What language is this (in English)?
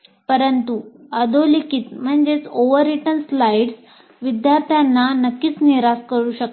Marathi